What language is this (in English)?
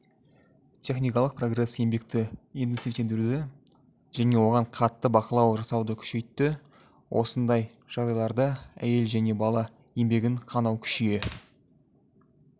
Kazakh